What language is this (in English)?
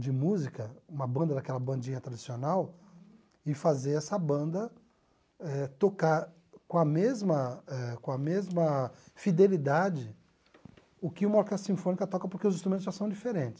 Portuguese